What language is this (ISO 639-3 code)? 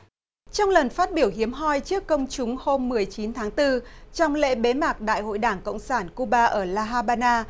vie